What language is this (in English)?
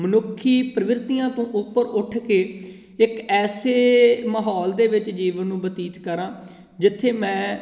Punjabi